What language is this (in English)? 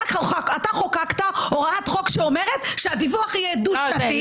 Hebrew